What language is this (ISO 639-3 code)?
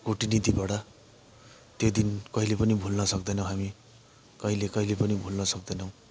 nep